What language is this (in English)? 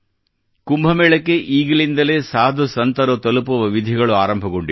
Kannada